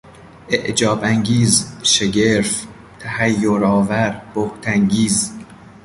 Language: Persian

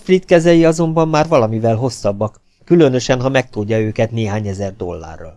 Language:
Hungarian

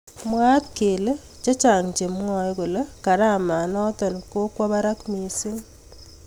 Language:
Kalenjin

